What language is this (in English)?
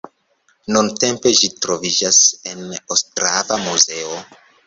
Esperanto